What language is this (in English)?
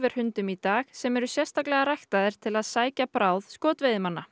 Icelandic